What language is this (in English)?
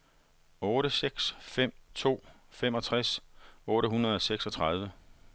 Danish